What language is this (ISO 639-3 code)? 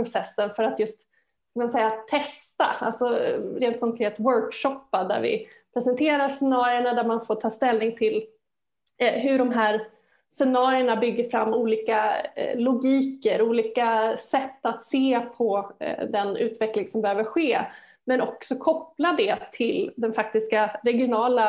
swe